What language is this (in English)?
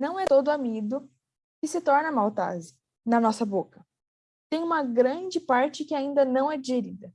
Portuguese